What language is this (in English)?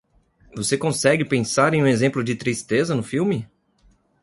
Portuguese